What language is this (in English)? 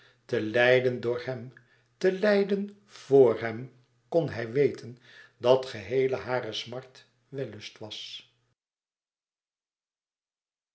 Dutch